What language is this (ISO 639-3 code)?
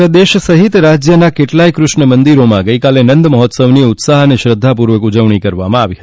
guj